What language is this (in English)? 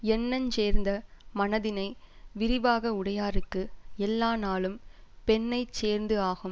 Tamil